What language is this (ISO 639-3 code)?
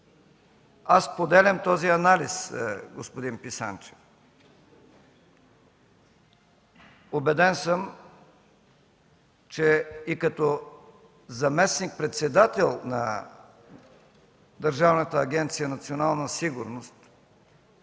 bul